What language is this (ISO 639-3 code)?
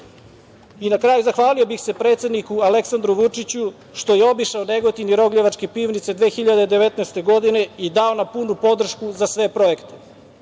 srp